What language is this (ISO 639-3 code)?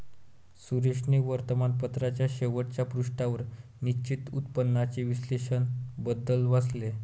mar